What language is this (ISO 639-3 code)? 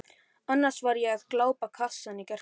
isl